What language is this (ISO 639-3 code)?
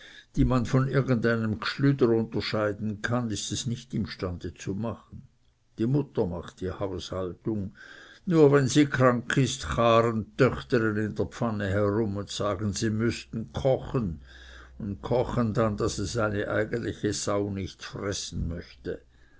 deu